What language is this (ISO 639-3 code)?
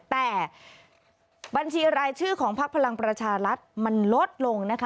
tha